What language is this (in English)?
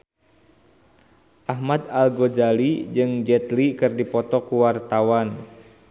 Sundanese